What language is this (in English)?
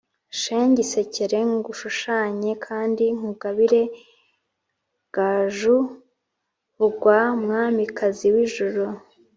Kinyarwanda